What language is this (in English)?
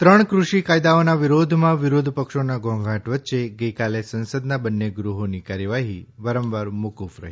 Gujarati